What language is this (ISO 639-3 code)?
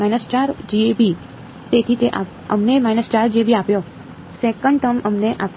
guj